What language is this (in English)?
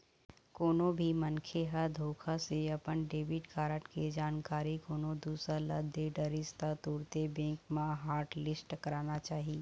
Chhattisgarhi